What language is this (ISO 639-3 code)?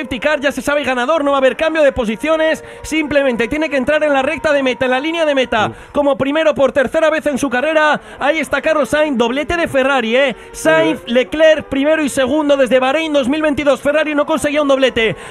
spa